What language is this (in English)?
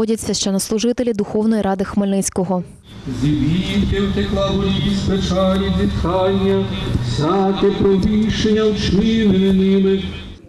Ukrainian